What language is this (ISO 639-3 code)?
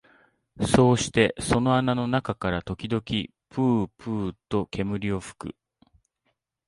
jpn